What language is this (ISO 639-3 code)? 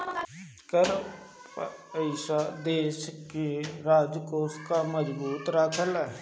bho